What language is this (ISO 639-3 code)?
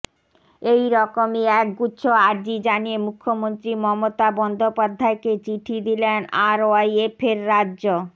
ben